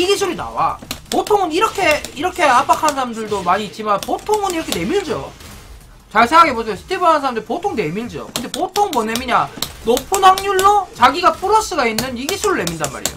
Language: Korean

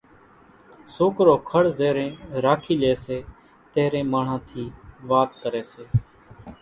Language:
Kachi Koli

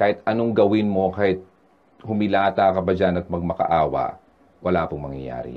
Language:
Filipino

